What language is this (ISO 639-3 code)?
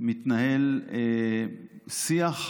heb